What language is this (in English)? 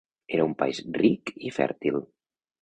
Catalan